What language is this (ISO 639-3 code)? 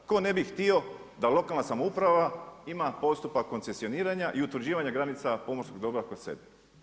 hrv